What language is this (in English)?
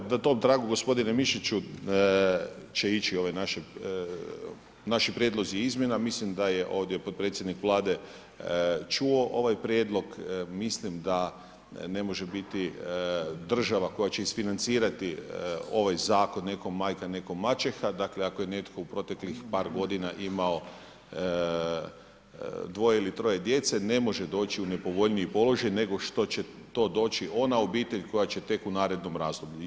Croatian